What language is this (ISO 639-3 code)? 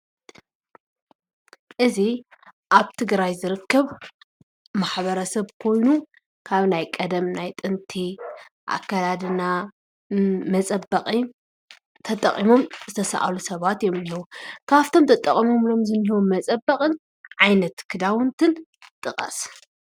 tir